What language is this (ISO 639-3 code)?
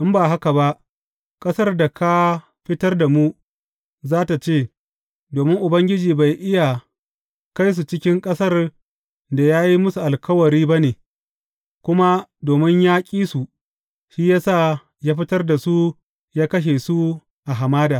hau